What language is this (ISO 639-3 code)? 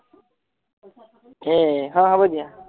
asm